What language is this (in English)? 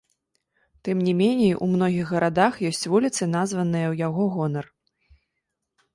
Belarusian